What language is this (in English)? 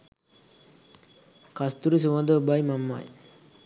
Sinhala